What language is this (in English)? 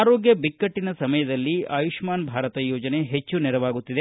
Kannada